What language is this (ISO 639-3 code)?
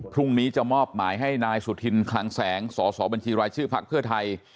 tha